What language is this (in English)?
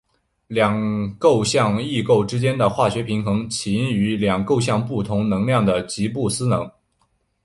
Chinese